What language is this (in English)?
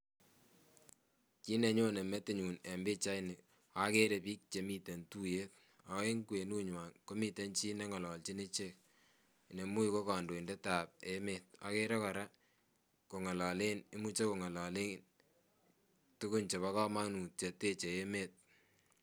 Kalenjin